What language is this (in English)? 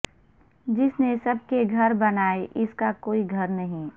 Urdu